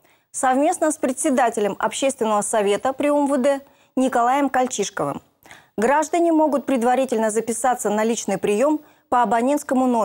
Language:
Russian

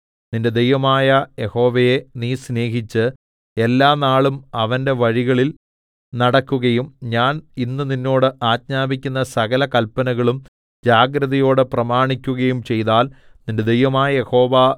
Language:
Malayalam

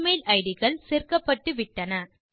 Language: Tamil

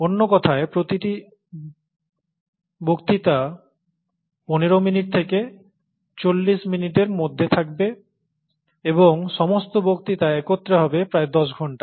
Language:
Bangla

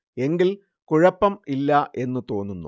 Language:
Malayalam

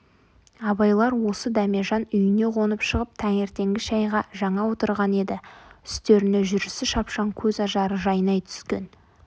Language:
Kazakh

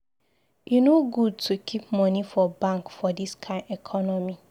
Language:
Nigerian Pidgin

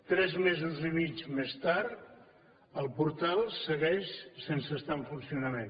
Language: Catalan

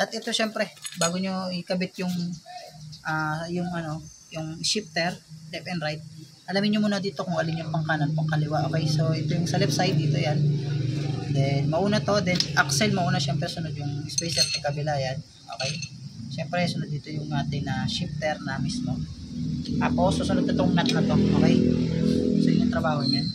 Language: Filipino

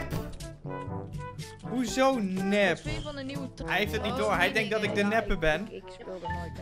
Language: Dutch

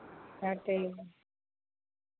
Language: Santali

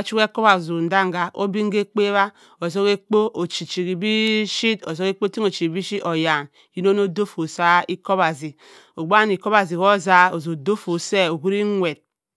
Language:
Cross River Mbembe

